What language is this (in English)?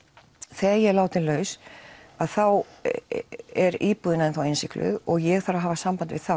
Icelandic